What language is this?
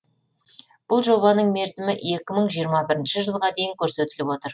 Kazakh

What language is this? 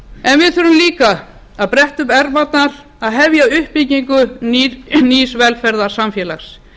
Icelandic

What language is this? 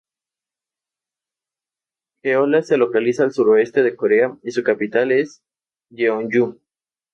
Spanish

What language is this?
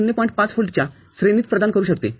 Marathi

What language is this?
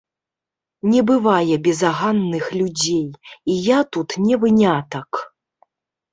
Belarusian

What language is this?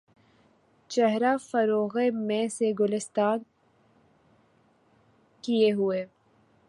Urdu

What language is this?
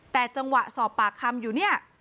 Thai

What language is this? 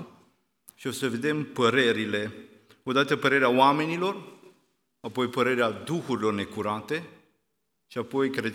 Romanian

